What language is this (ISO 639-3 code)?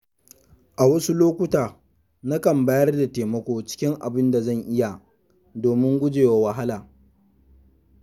hau